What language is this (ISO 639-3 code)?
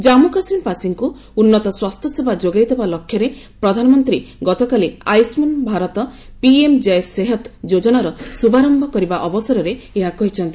ori